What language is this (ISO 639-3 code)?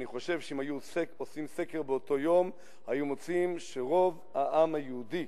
heb